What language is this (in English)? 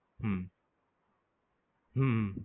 Gujarati